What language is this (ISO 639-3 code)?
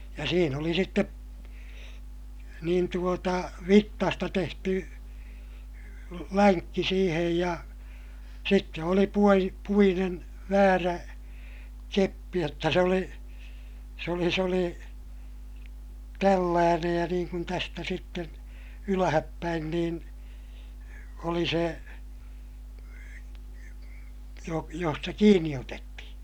fin